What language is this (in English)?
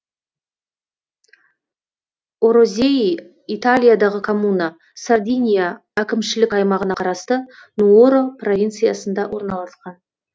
Kazakh